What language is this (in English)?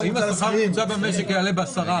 Hebrew